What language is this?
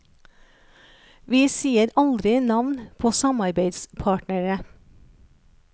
Norwegian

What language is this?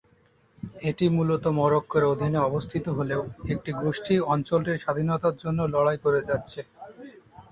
Bangla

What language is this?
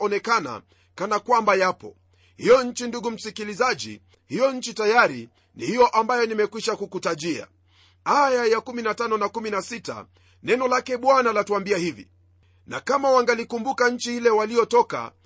Swahili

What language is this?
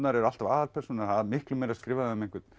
Icelandic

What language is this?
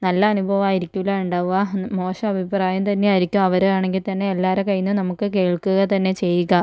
Malayalam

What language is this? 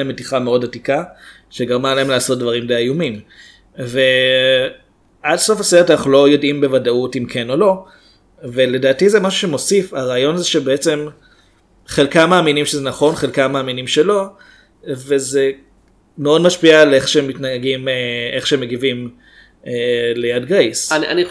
Hebrew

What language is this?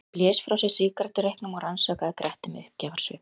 Icelandic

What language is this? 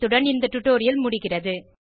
Tamil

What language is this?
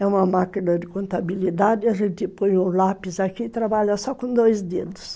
Portuguese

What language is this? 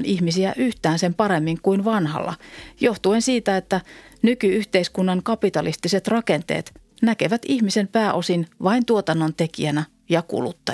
Finnish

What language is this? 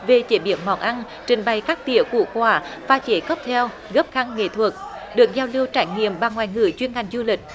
Vietnamese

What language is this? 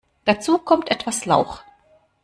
German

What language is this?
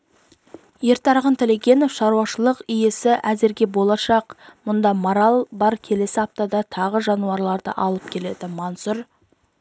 Kazakh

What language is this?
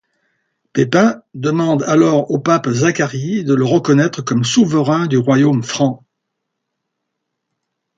French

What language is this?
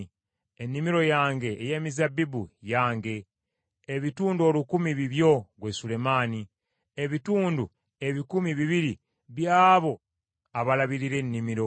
Ganda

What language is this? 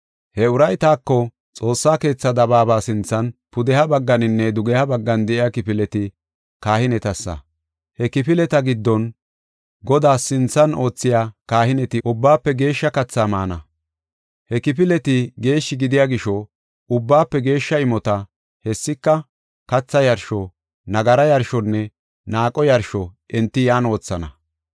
Gofa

